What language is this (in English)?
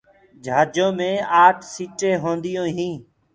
Gurgula